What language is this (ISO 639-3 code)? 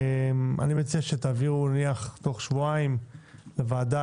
heb